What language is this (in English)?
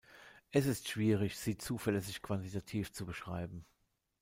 German